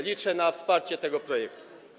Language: Polish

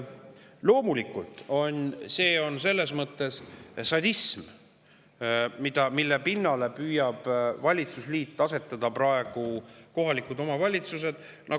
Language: Estonian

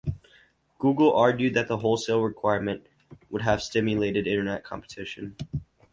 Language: English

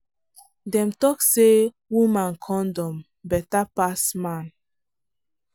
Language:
Nigerian Pidgin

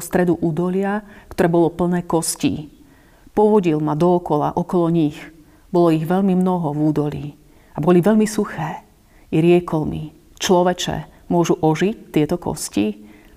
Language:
Slovak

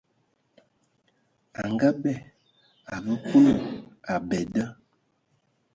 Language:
Ewondo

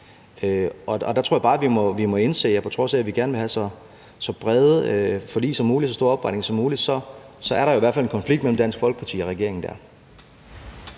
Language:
Danish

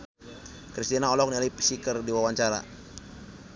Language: Sundanese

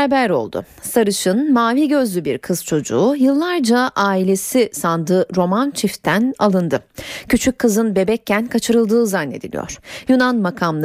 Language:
Turkish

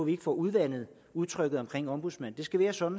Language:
Danish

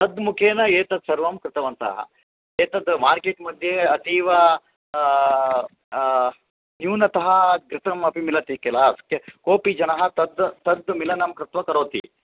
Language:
Sanskrit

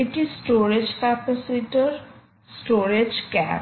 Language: Bangla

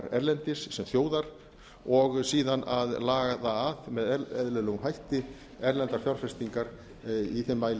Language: Icelandic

